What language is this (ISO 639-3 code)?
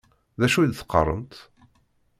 kab